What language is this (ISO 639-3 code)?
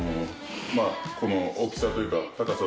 jpn